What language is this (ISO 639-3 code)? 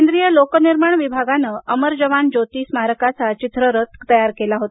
mar